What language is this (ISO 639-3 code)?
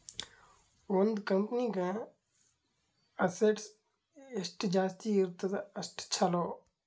kan